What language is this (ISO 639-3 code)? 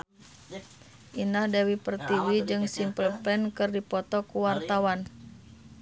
sun